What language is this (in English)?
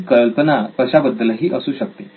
Marathi